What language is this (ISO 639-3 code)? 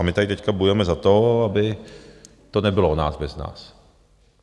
ces